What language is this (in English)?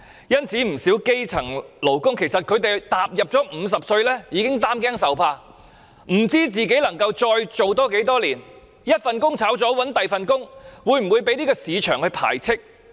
Cantonese